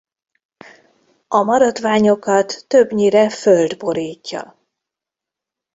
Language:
Hungarian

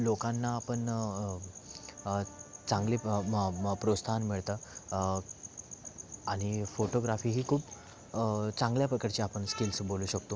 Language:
Marathi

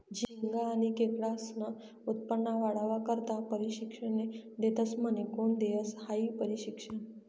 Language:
Marathi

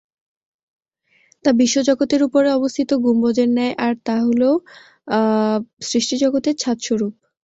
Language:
Bangla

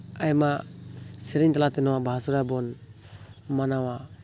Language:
Santali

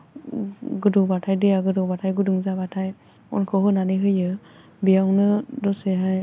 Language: Bodo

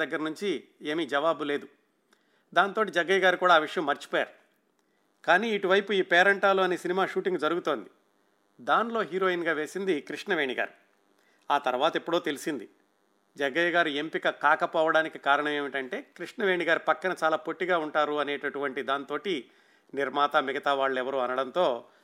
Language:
Telugu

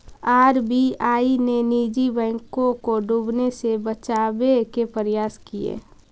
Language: Magahi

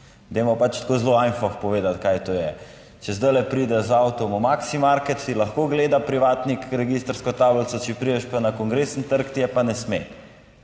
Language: Slovenian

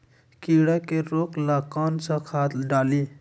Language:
Magahi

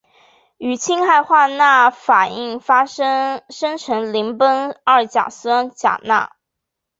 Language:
Chinese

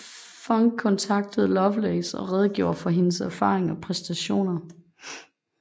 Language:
Danish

